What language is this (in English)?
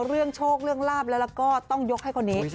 Thai